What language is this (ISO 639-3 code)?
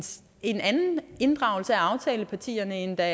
dan